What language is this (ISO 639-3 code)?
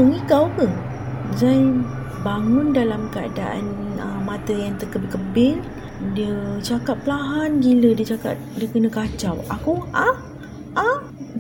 msa